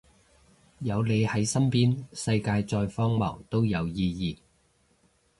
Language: Cantonese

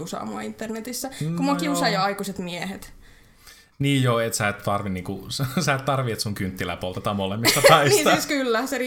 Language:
Finnish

